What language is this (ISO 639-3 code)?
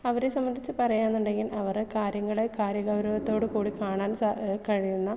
mal